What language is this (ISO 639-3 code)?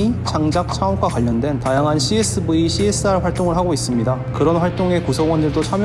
kor